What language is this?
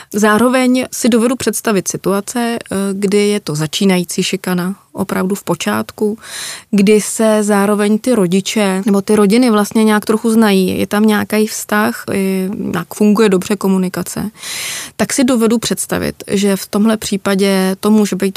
Czech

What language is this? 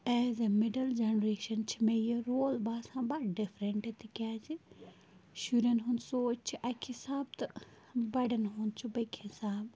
Kashmiri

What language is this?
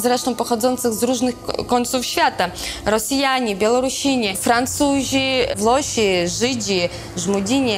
Polish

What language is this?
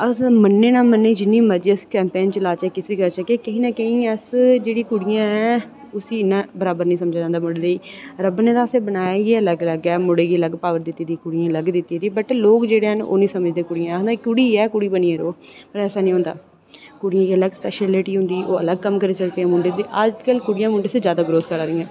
Dogri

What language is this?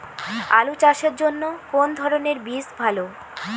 Bangla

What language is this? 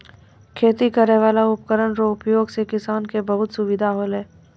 Maithili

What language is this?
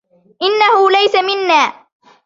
Arabic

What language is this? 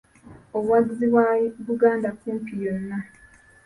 Ganda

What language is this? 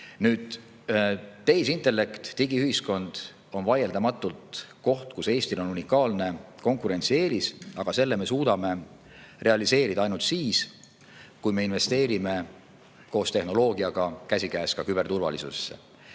Estonian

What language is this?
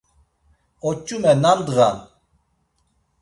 Laz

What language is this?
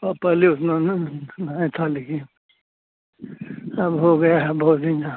Hindi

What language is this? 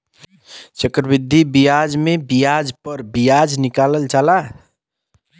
Bhojpuri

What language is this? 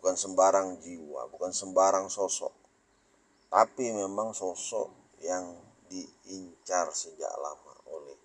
Indonesian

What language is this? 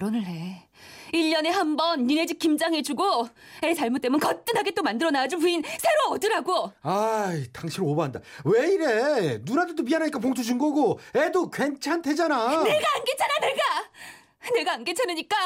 Korean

